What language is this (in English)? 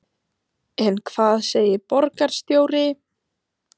Icelandic